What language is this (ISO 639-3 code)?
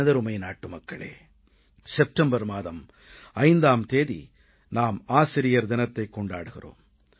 tam